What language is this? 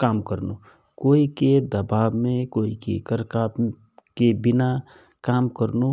Rana Tharu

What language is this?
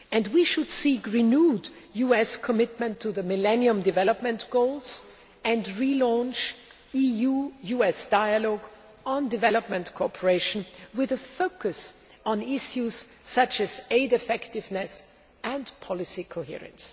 English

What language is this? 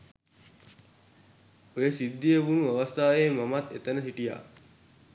Sinhala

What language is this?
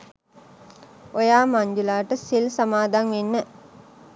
Sinhala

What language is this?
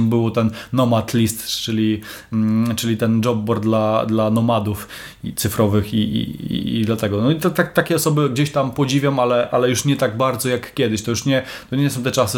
Polish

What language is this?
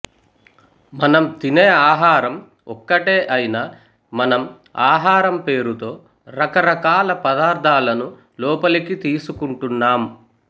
Telugu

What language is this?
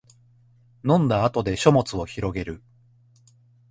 Japanese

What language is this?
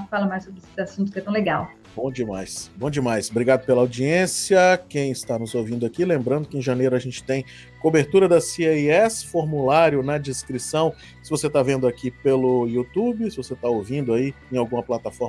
Portuguese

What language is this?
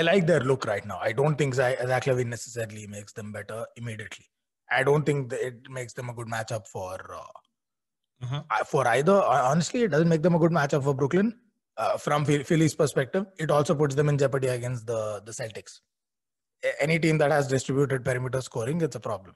English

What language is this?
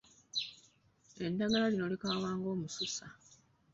Ganda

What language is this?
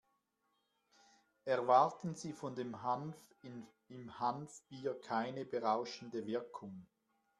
German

